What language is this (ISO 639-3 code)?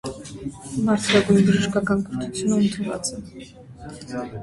hye